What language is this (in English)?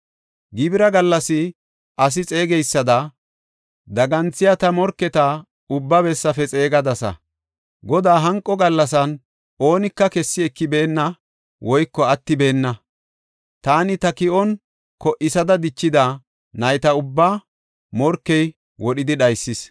Gofa